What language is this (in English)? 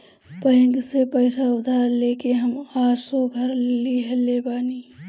Bhojpuri